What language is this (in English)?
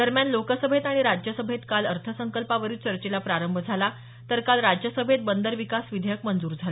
Marathi